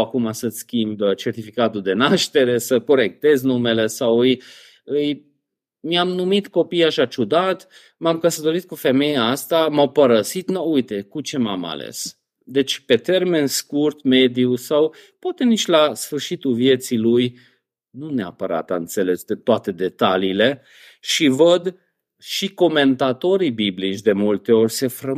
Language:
Romanian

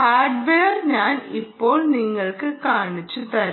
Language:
Malayalam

